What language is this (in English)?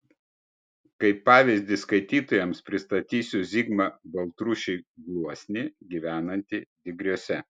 Lithuanian